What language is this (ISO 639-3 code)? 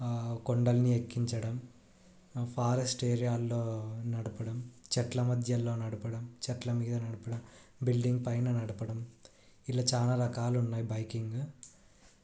tel